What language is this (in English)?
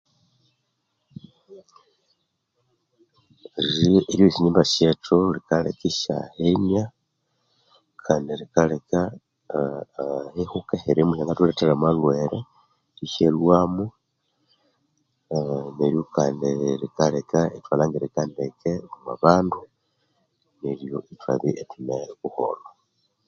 Konzo